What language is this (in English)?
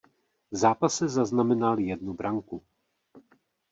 Czech